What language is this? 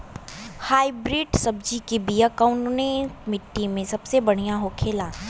Bhojpuri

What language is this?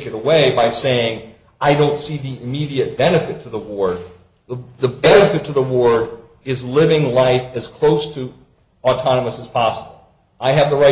English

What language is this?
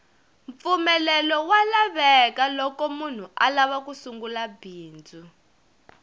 Tsonga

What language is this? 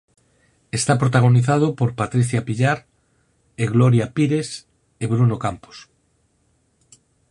Galician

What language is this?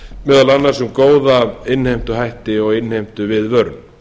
Icelandic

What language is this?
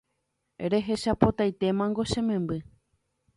Guarani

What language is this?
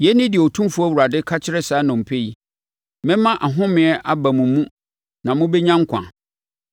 Akan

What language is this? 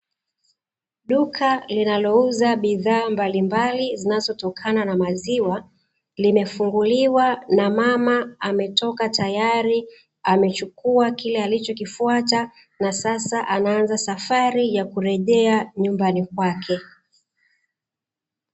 Swahili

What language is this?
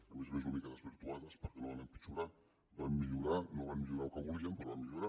Catalan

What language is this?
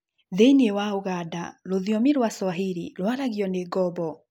Kikuyu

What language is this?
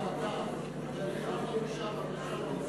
Hebrew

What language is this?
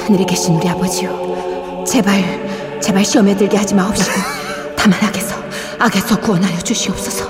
Korean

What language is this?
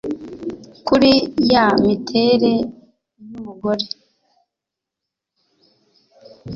Kinyarwanda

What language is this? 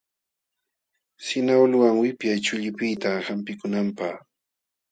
Jauja Wanca Quechua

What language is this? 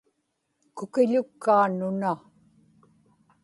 Inupiaq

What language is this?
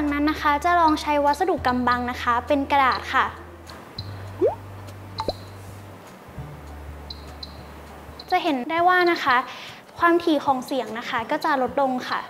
Thai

